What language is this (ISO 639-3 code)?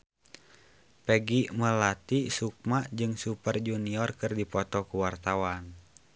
sun